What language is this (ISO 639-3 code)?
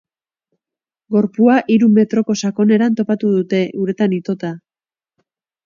eus